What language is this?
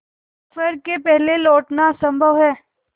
Hindi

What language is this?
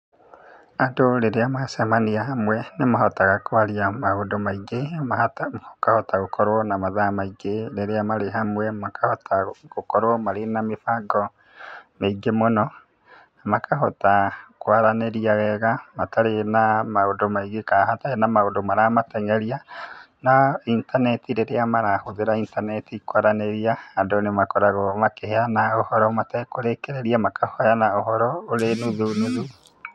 Kikuyu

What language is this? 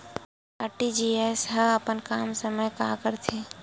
Chhattisgarhi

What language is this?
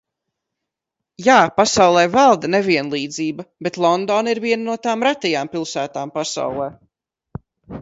Latvian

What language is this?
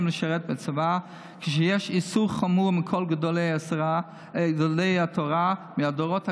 Hebrew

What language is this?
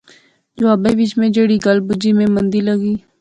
Pahari-Potwari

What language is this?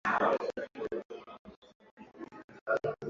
Swahili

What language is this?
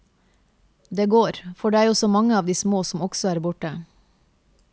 Norwegian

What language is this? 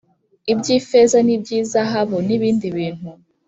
Kinyarwanda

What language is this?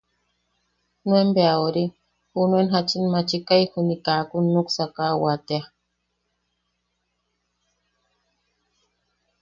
Yaqui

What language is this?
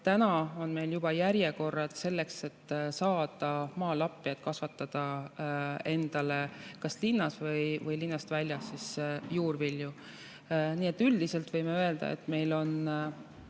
Estonian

